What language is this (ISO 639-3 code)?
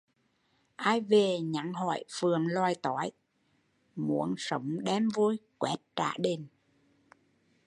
vie